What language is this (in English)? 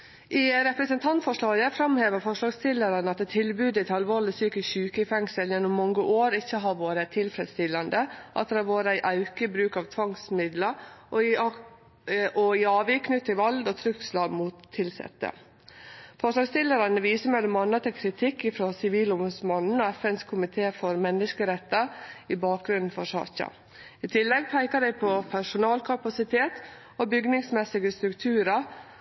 Norwegian Nynorsk